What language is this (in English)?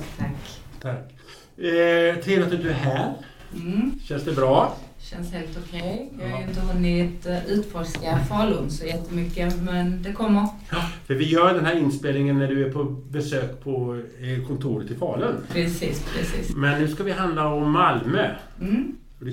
Swedish